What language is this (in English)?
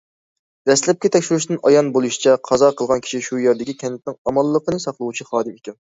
Uyghur